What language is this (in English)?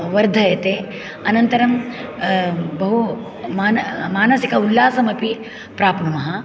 Sanskrit